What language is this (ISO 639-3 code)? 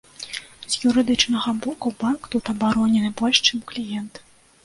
bel